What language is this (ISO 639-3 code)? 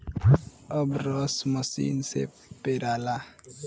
bho